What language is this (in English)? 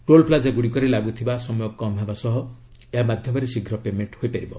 Odia